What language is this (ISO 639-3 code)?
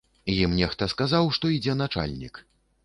bel